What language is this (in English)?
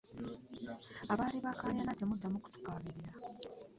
Ganda